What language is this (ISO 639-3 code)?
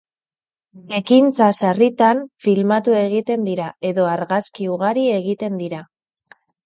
eus